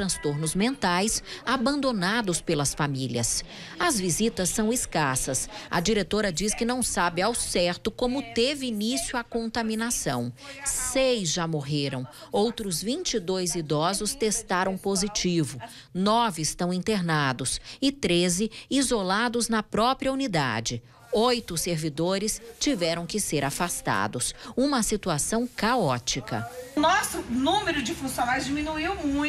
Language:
Portuguese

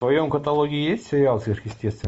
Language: Russian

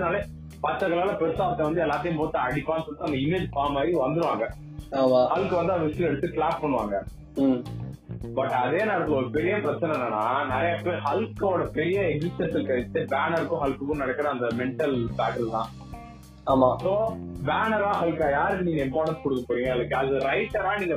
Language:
Tamil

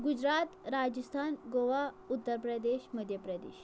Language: Kashmiri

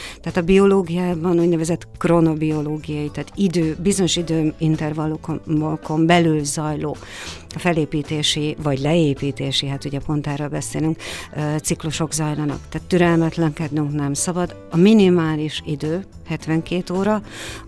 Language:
Hungarian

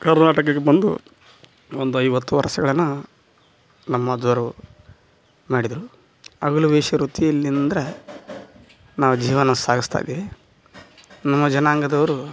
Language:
Kannada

